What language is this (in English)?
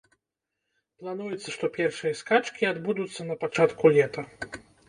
Belarusian